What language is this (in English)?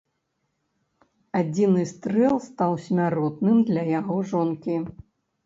Belarusian